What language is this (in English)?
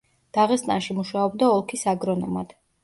Georgian